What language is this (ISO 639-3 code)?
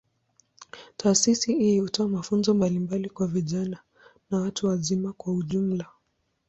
swa